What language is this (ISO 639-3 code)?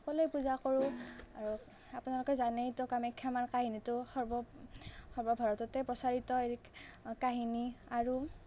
asm